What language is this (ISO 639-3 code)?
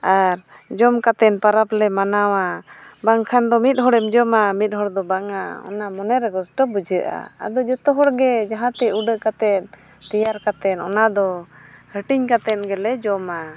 sat